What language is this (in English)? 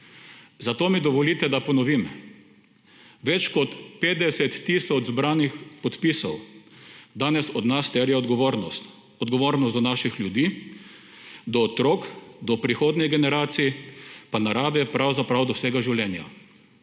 Slovenian